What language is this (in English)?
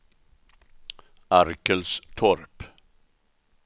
Swedish